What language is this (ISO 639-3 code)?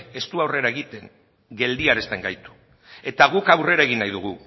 eus